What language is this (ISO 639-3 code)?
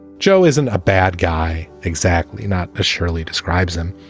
eng